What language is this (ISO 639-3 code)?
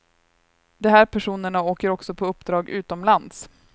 swe